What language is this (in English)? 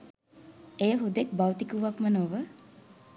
Sinhala